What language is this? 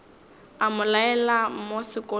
Northern Sotho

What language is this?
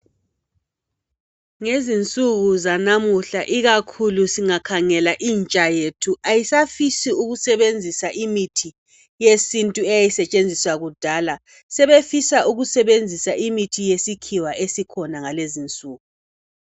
North Ndebele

